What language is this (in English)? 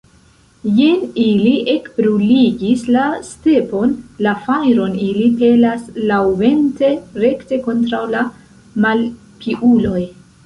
Esperanto